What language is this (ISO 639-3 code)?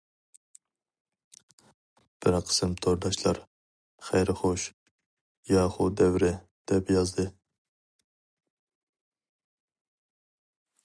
uig